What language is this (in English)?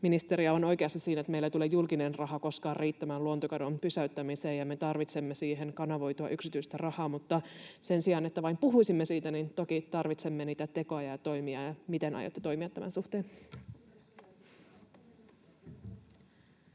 Finnish